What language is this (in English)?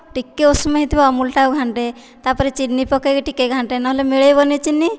Odia